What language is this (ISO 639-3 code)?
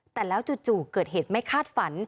tha